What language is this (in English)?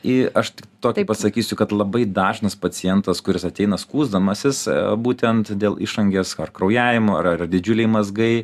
Lithuanian